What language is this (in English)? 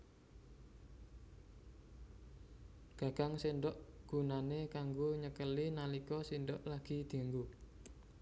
Javanese